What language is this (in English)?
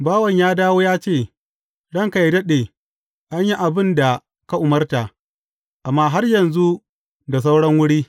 Hausa